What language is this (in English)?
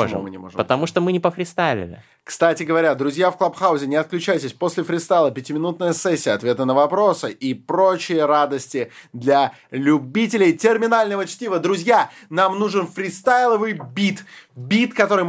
Russian